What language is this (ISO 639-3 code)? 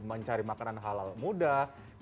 ind